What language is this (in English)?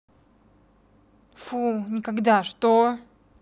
Russian